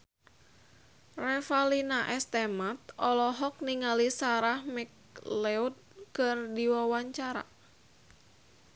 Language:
Sundanese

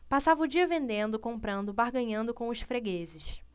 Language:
Portuguese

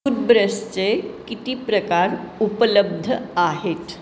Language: Marathi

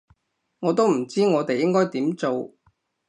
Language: Cantonese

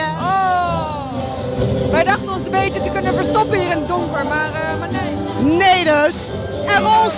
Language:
Dutch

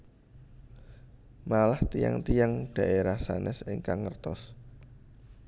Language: Javanese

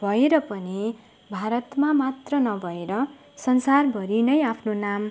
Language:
Nepali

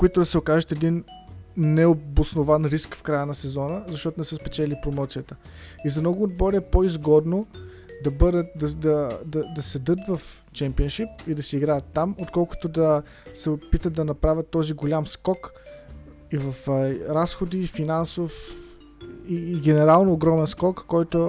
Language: Bulgarian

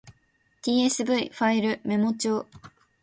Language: Japanese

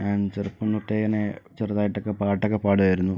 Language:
Malayalam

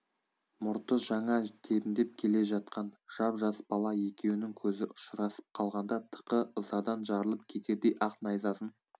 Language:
Kazakh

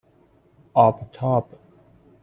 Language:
Persian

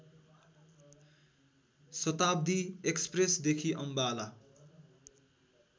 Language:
Nepali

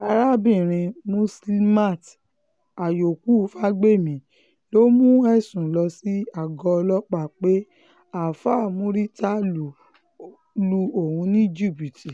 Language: Yoruba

